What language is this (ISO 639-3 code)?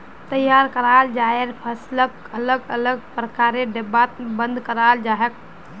mag